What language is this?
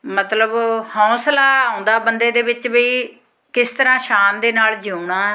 Punjabi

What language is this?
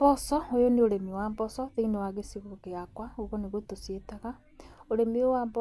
Kikuyu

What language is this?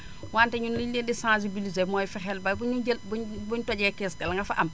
Wolof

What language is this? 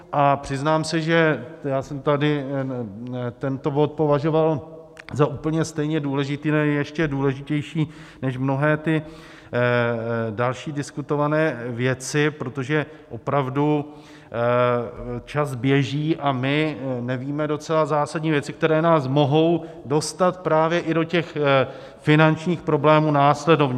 Czech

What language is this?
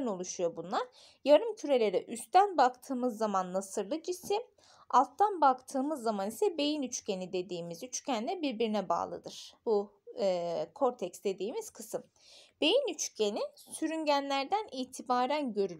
Turkish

